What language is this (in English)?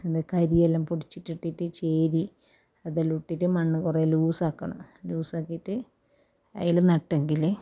Malayalam